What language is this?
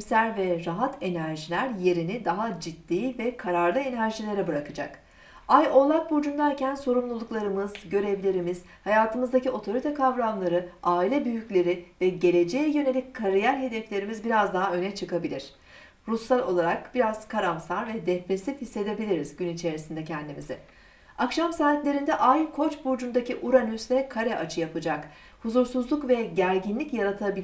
Turkish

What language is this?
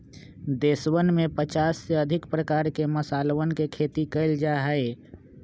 Magahi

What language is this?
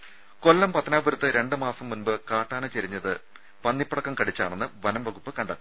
Malayalam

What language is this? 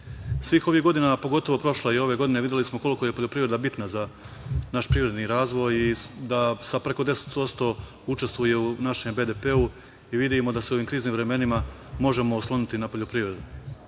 Serbian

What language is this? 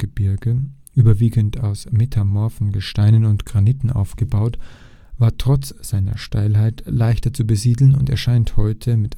German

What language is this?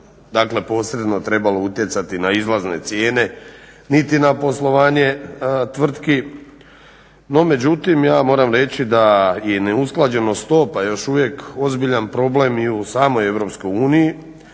Croatian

